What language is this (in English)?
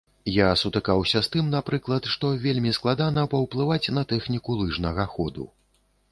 Belarusian